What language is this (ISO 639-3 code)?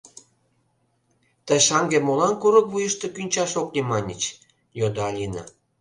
chm